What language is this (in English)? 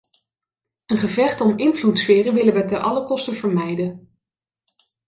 Dutch